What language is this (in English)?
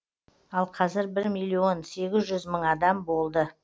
Kazakh